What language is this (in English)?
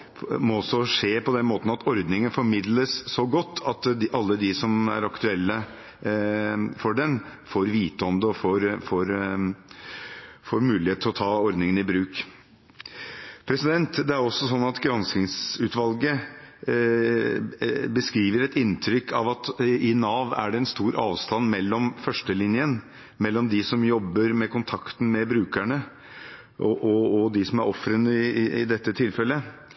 Norwegian Bokmål